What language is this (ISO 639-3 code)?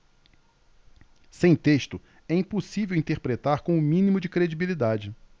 por